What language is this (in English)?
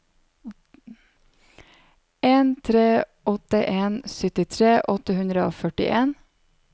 Norwegian